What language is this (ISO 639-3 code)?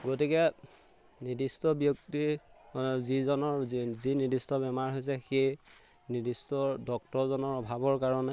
asm